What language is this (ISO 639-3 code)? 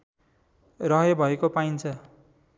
nep